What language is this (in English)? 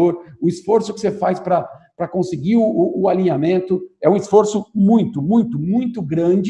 Portuguese